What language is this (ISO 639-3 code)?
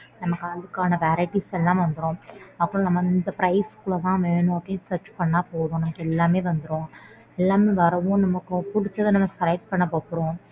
tam